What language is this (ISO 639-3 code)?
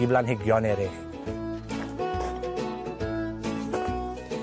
cym